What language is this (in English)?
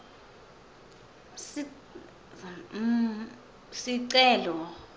Swati